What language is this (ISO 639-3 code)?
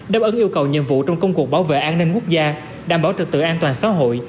vie